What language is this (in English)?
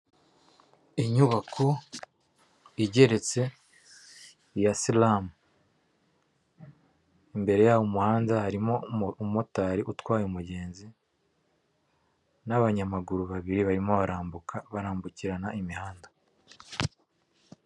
Kinyarwanda